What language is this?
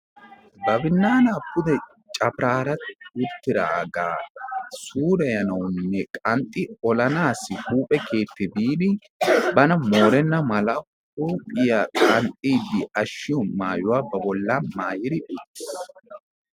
Wolaytta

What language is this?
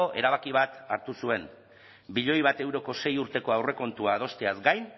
Basque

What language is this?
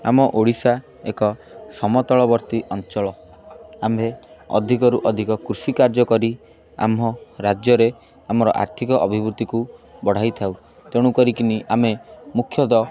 Odia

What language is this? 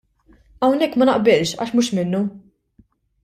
Maltese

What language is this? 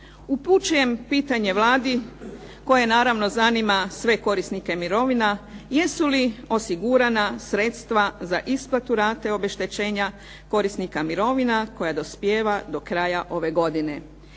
Croatian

